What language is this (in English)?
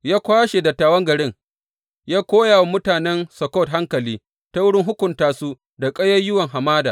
Hausa